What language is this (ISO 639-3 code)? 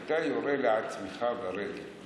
heb